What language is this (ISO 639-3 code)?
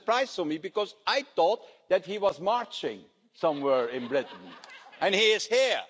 eng